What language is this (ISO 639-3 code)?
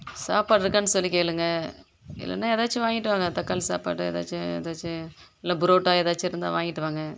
tam